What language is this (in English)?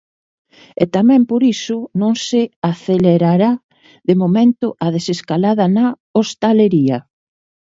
Galician